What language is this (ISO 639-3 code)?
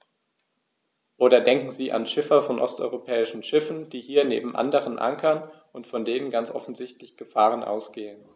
deu